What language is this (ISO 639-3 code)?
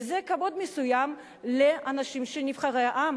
heb